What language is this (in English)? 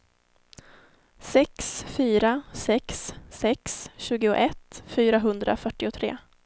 Swedish